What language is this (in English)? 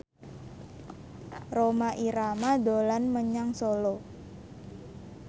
Javanese